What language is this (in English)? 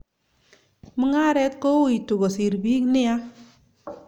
Kalenjin